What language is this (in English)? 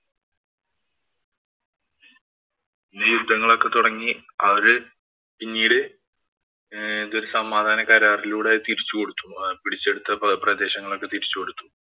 Malayalam